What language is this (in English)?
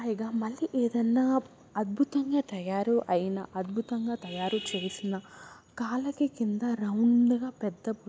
Telugu